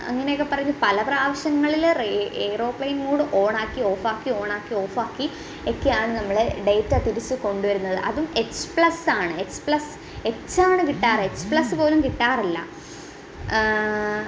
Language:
Malayalam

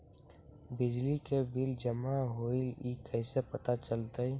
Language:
Magahi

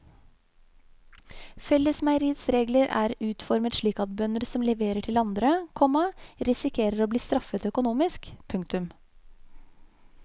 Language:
Norwegian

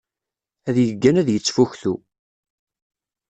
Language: Kabyle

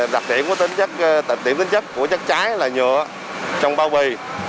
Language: Vietnamese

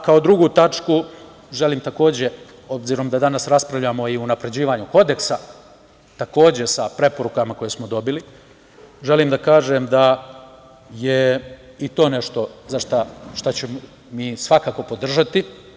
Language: Serbian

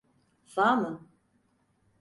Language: Turkish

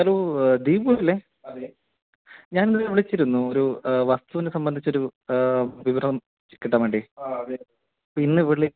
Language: Malayalam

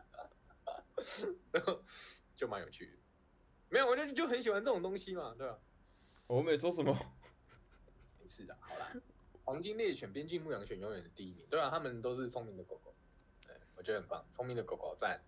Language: Chinese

